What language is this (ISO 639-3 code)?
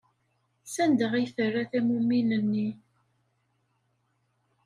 kab